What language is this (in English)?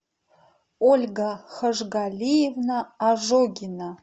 Russian